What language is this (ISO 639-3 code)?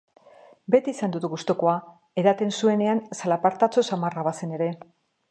eus